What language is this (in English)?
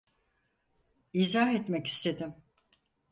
Turkish